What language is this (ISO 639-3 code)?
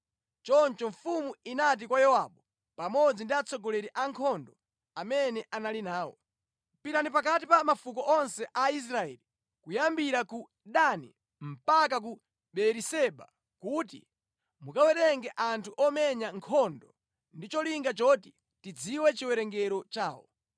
nya